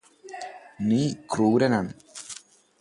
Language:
Malayalam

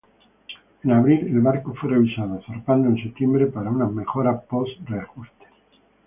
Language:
Spanish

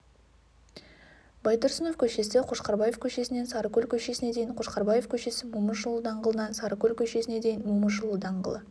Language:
Kazakh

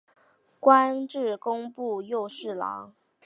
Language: Chinese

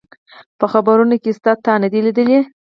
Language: Pashto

